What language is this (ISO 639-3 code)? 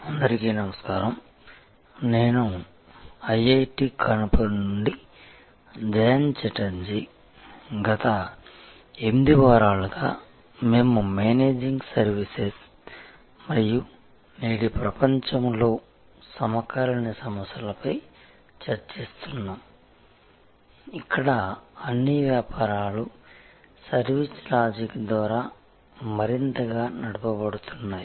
tel